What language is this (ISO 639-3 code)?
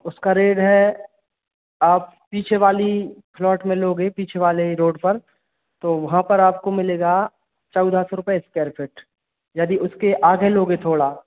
hin